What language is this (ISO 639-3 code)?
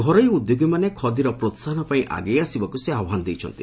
ori